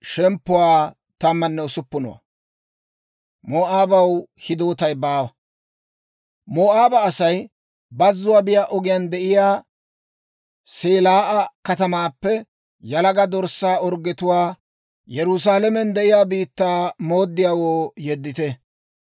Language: Dawro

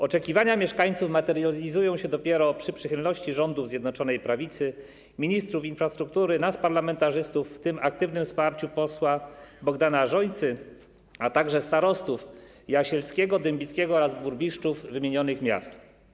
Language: Polish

